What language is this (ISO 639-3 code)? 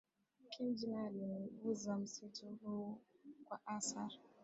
swa